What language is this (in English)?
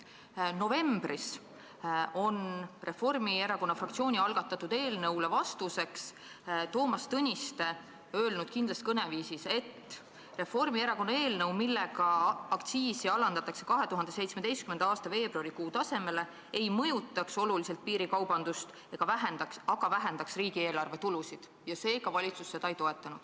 Estonian